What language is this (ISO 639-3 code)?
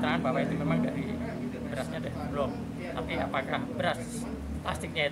ind